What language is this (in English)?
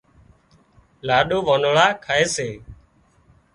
Wadiyara Koli